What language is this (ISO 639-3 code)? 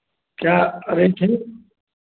hin